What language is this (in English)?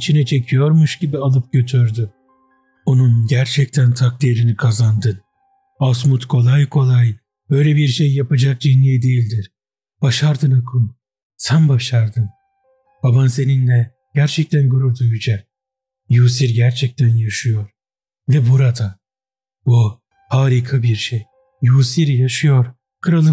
Turkish